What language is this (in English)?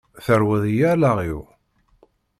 Kabyle